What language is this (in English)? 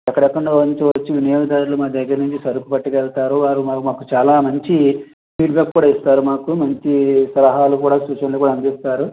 Telugu